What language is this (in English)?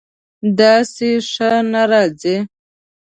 Pashto